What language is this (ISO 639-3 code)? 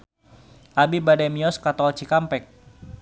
sun